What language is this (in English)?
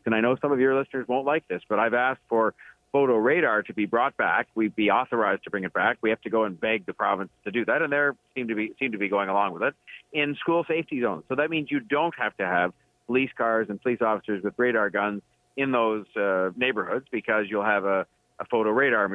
English